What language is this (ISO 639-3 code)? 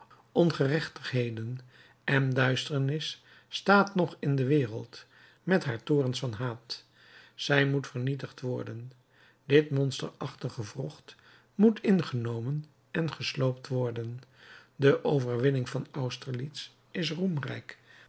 nld